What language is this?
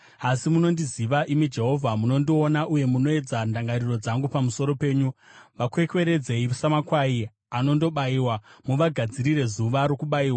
Shona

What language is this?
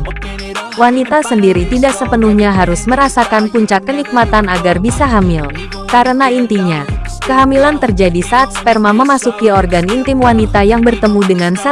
Indonesian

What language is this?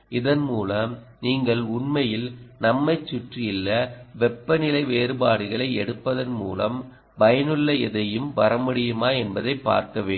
Tamil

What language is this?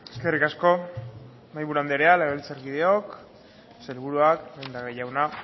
Basque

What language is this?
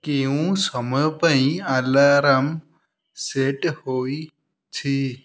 Odia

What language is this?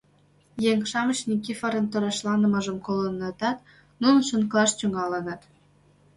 Mari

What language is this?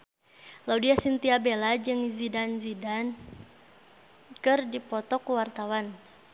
Sundanese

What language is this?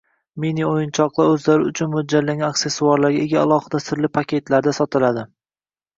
Uzbek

